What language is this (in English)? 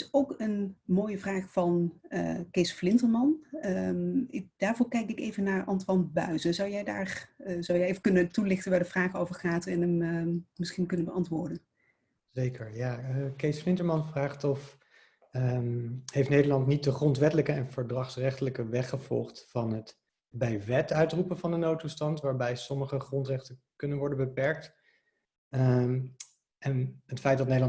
Dutch